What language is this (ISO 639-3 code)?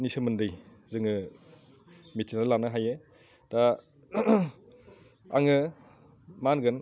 brx